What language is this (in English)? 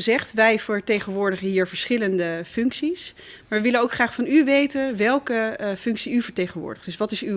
Dutch